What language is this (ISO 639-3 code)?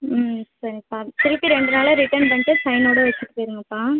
tam